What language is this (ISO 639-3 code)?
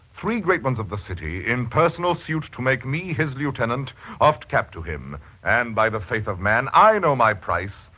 eng